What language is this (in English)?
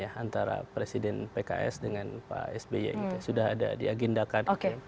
Indonesian